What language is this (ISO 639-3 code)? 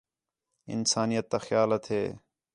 xhe